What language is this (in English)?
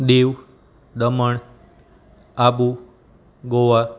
Gujarati